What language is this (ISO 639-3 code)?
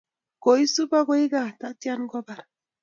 kln